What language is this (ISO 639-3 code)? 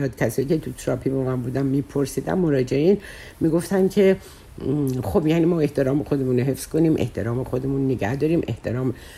fas